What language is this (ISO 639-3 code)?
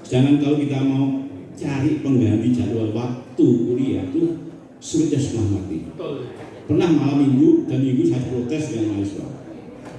ind